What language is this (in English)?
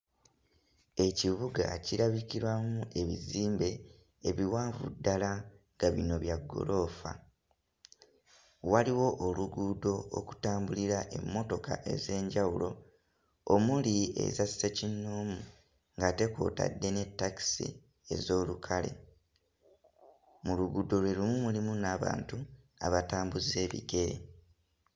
Ganda